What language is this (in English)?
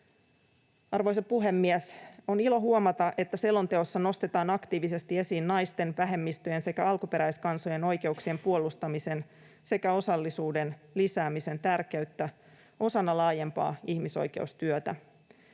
Finnish